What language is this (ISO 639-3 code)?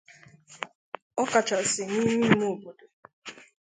ibo